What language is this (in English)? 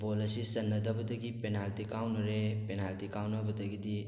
Manipuri